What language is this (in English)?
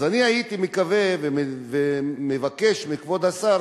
Hebrew